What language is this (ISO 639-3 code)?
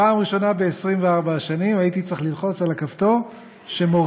heb